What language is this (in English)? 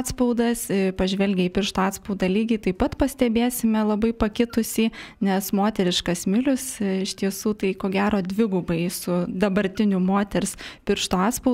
Lithuanian